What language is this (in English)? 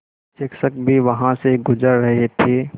Hindi